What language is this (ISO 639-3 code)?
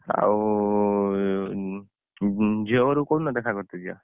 ori